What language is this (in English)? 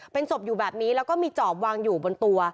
Thai